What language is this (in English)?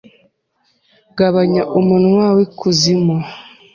Kinyarwanda